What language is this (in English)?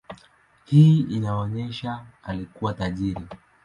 Swahili